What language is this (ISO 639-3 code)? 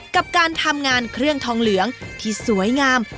tha